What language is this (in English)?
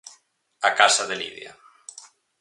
Galician